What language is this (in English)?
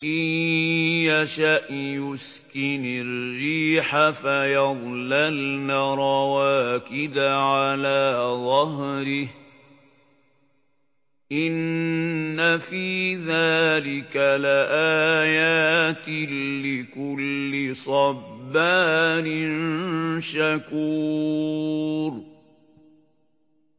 Arabic